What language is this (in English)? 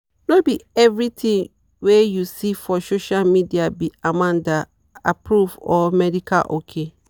Nigerian Pidgin